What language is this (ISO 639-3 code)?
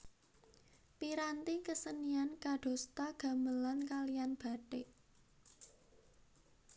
jav